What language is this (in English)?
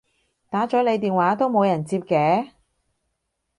Cantonese